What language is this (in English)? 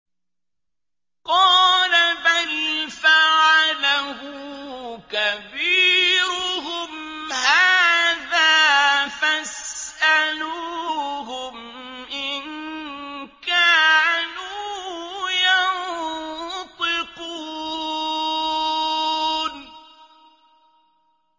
Arabic